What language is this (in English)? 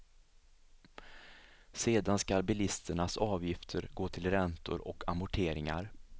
Swedish